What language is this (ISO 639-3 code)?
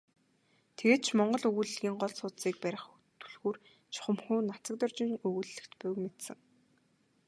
mon